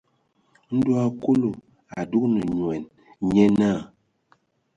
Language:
Ewondo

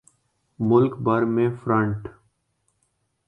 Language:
Urdu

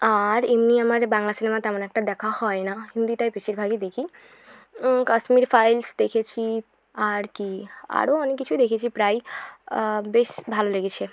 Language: Bangla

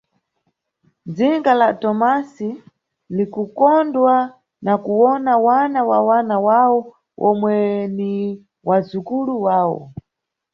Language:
Nyungwe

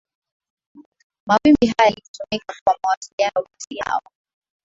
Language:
Swahili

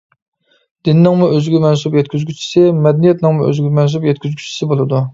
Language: Uyghur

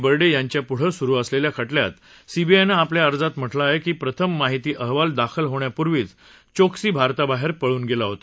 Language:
Marathi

